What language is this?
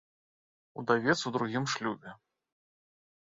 Belarusian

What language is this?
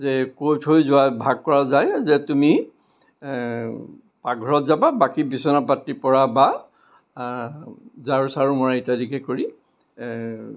Assamese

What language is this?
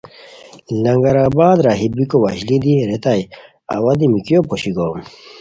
Khowar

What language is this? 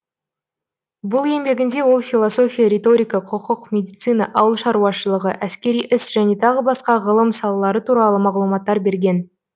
Kazakh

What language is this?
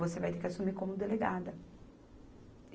Portuguese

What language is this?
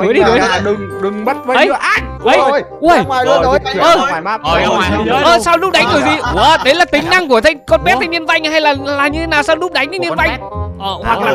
Vietnamese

